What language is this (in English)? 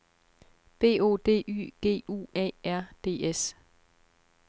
Danish